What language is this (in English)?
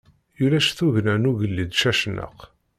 Kabyle